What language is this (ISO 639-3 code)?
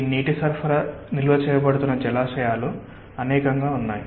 tel